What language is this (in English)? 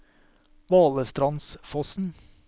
Norwegian